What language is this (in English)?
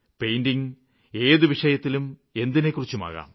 Malayalam